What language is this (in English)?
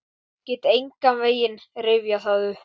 Icelandic